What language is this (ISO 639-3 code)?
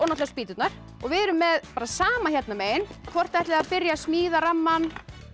isl